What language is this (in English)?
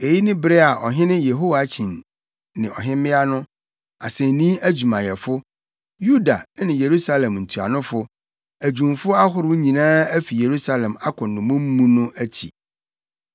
Akan